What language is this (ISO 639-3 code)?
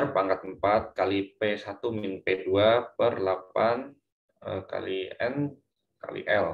ind